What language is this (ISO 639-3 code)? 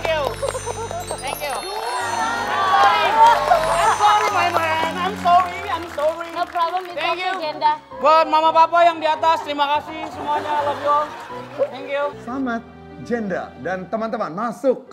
ind